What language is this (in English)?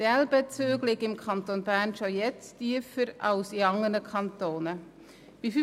Swiss German